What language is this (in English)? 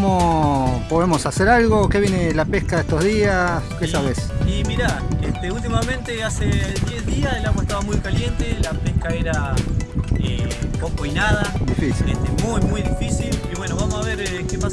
Spanish